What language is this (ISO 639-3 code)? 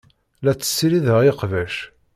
kab